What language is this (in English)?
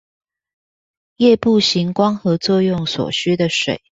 Chinese